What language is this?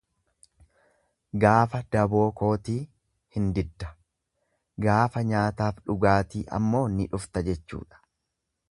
Oromo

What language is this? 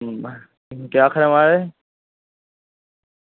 Dogri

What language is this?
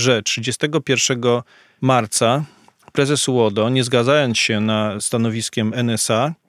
Polish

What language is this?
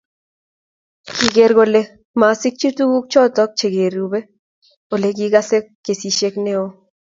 Kalenjin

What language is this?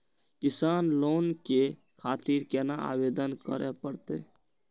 Maithili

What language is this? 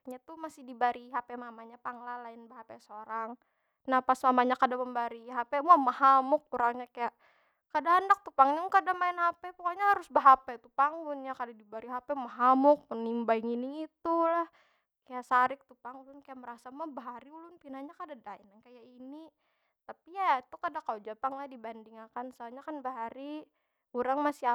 Banjar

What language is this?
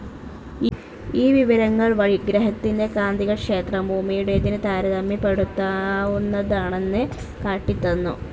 Malayalam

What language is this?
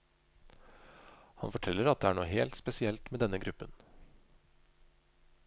Norwegian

